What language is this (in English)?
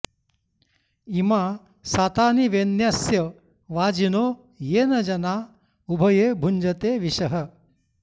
Sanskrit